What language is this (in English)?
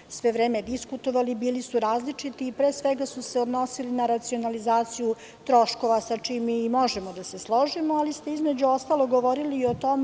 Serbian